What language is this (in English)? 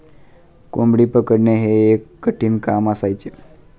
Marathi